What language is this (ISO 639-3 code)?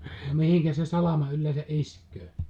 fin